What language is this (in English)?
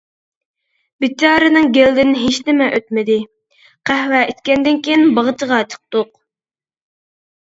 Uyghur